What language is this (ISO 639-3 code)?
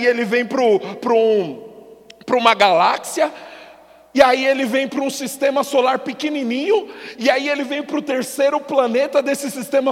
por